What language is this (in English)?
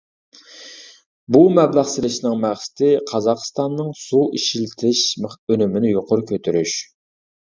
Uyghur